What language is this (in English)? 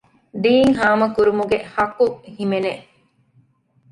Divehi